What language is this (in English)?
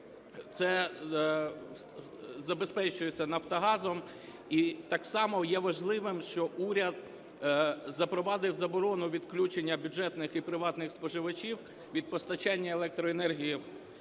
Ukrainian